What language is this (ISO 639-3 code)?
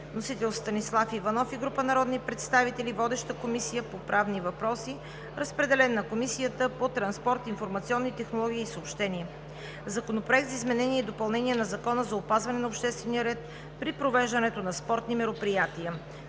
bul